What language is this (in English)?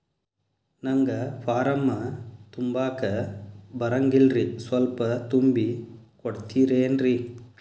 Kannada